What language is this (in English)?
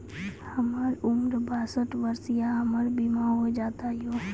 Maithili